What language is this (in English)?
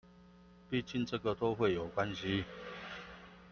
Chinese